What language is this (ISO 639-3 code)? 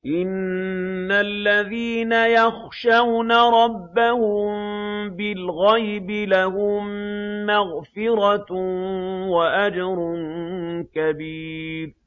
ara